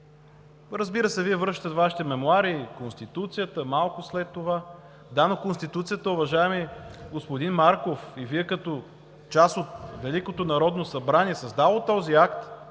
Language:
Bulgarian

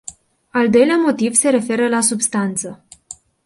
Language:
Romanian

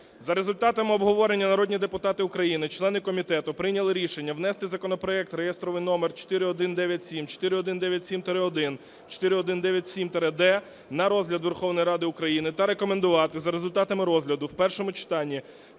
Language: Ukrainian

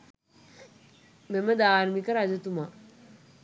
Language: Sinhala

